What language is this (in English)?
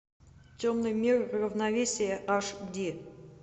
Russian